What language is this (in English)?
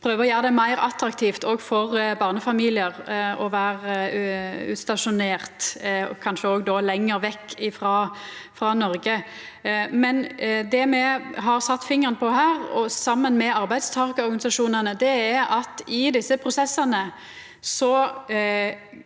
Norwegian